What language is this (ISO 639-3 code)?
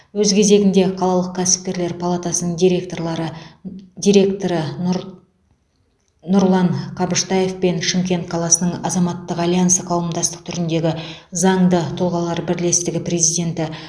kaz